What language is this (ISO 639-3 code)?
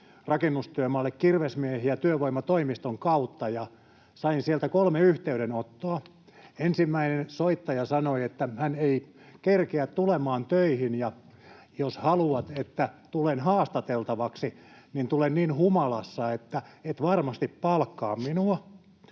fin